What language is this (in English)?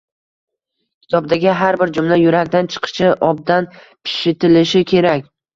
Uzbek